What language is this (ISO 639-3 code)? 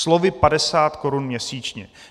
ces